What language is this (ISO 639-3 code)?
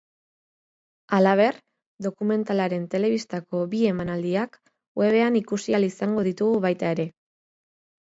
eus